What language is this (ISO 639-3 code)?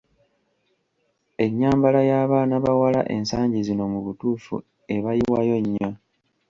lug